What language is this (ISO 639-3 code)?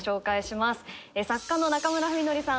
jpn